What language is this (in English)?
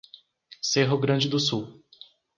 Portuguese